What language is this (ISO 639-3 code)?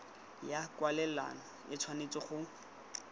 tsn